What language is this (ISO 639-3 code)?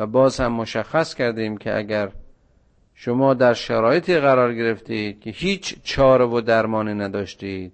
fas